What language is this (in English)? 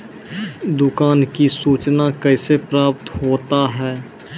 Maithili